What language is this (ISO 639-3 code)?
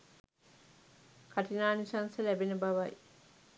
sin